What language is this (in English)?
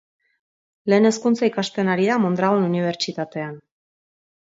Basque